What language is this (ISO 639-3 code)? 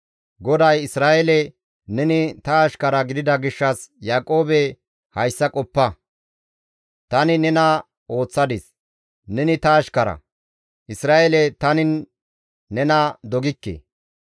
gmv